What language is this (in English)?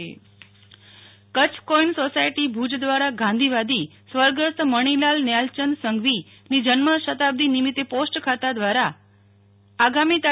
Gujarati